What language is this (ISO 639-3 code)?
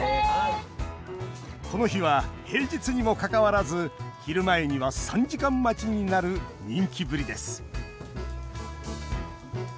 jpn